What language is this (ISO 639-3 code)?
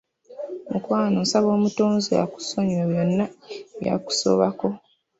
lug